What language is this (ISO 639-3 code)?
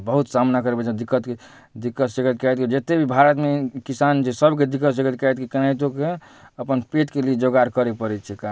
mai